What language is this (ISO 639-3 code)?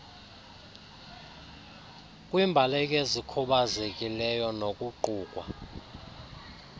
xho